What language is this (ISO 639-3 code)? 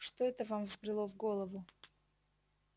rus